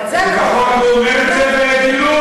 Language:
Hebrew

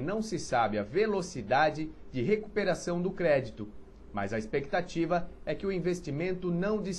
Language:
Portuguese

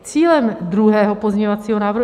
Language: Czech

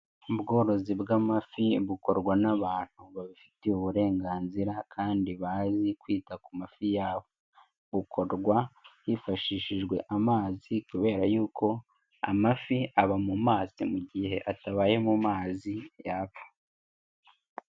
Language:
Kinyarwanda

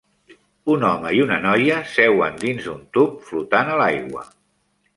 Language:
Catalan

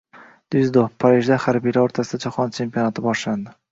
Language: Uzbek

